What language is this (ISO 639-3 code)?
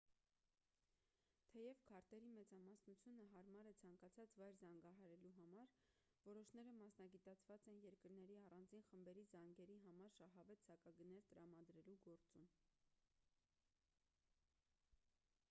hye